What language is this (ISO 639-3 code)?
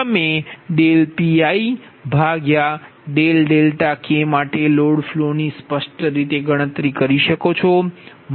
guj